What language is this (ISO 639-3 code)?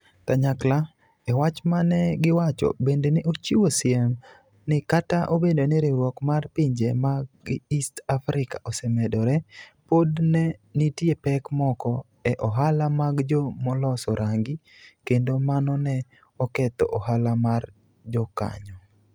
luo